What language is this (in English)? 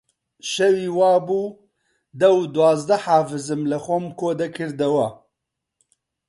Central Kurdish